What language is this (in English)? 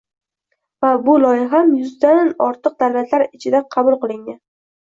Uzbek